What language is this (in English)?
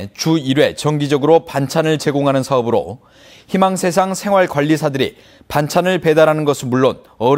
Korean